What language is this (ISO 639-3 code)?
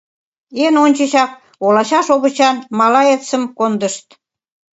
chm